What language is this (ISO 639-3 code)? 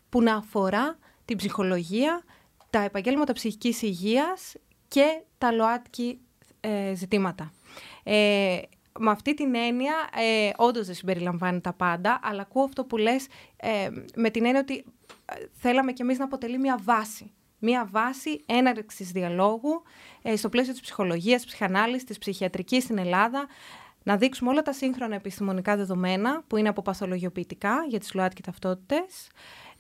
ell